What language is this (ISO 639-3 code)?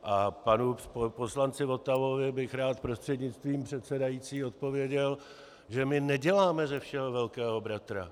ces